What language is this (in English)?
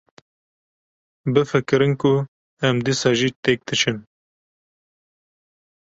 Kurdish